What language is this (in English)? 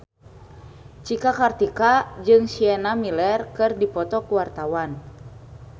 Sundanese